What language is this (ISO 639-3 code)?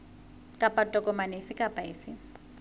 sot